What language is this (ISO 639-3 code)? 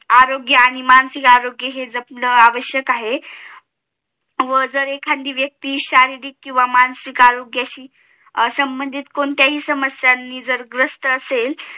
mar